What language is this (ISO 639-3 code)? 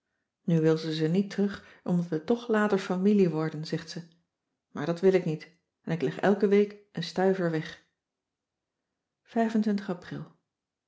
nld